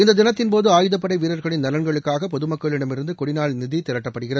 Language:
Tamil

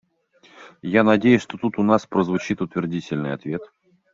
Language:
Russian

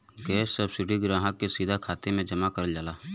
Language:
Bhojpuri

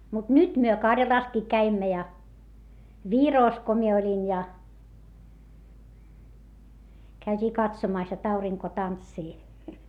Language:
Finnish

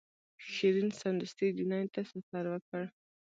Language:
Pashto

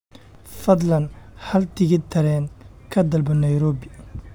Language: Somali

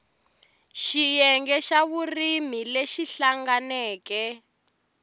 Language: Tsonga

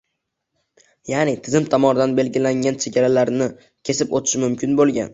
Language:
Uzbek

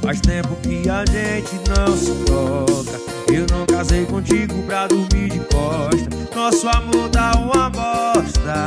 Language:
Portuguese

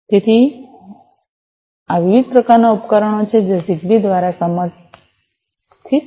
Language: Gujarati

